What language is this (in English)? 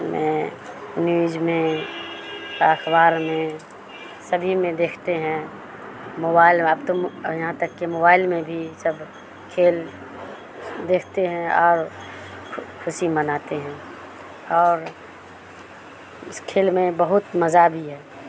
Urdu